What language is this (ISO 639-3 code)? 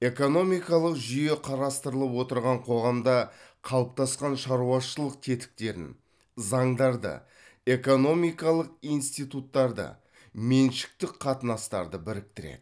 kaz